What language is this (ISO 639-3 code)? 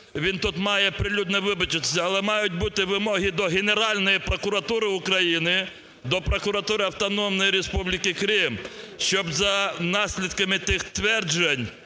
ukr